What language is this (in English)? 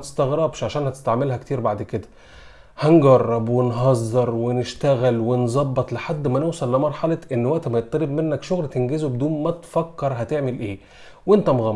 Arabic